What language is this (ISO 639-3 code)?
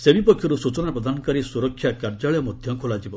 ori